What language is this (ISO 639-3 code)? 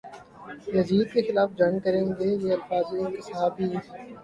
urd